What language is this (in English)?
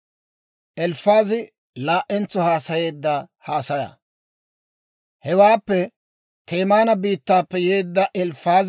Dawro